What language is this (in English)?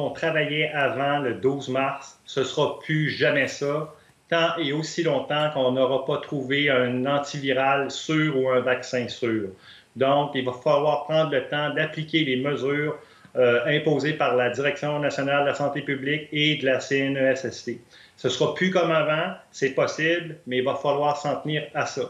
French